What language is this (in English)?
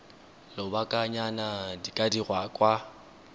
Tswana